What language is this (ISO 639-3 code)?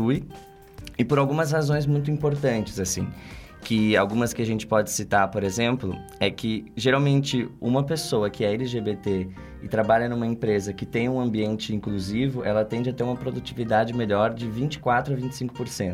por